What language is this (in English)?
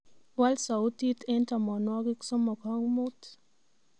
Kalenjin